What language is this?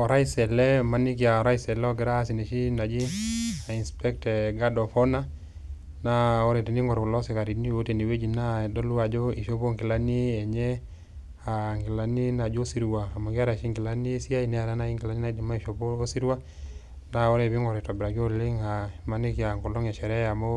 Masai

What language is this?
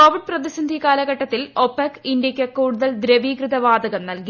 Malayalam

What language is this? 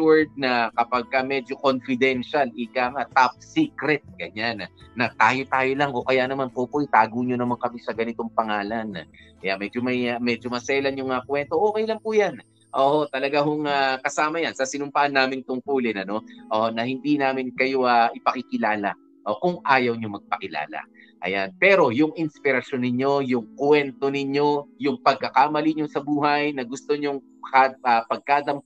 Filipino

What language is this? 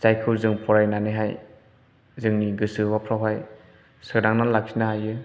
Bodo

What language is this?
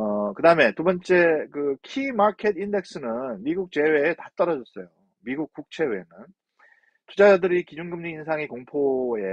Korean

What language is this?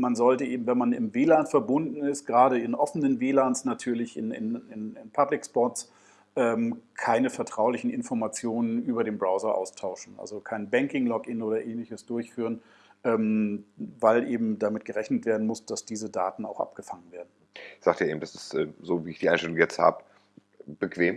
German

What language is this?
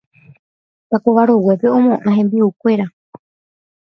Guarani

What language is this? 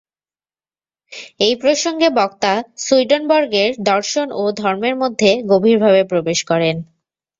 Bangla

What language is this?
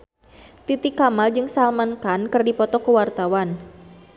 Sundanese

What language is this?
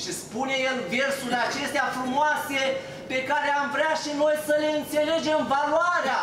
Romanian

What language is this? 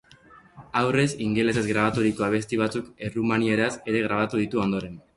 Basque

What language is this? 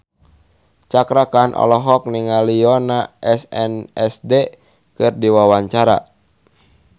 Sundanese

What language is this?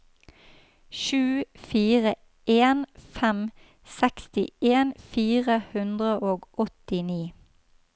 Norwegian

